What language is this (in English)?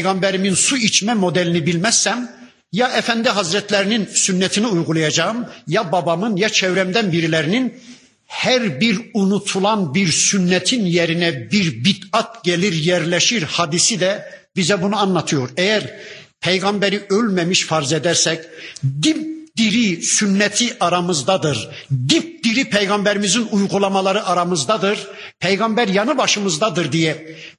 Turkish